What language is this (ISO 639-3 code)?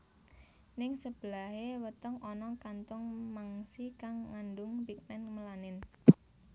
jav